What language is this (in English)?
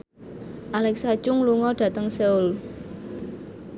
Javanese